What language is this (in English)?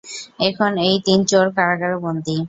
Bangla